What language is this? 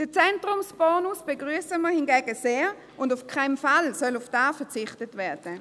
Swiss German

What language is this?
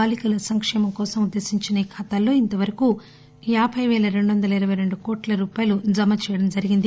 Telugu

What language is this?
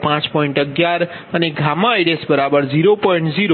Gujarati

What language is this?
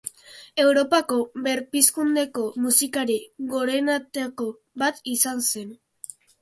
Basque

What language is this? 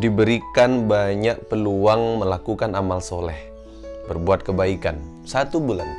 Indonesian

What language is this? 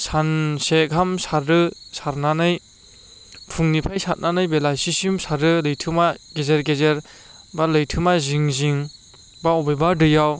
Bodo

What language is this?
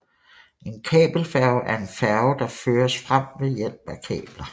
Danish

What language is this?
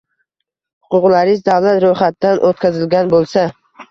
Uzbek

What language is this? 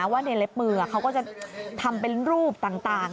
Thai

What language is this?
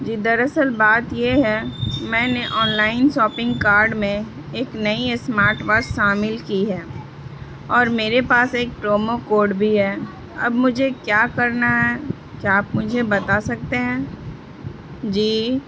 Urdu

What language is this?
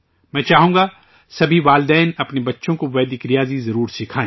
Urdu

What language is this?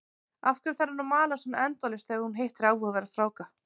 Icelandic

